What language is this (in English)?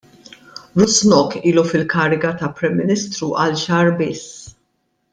Maltese